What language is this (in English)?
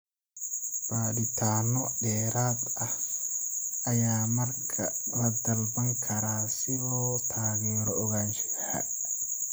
Somali